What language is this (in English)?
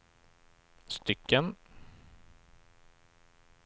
Swedish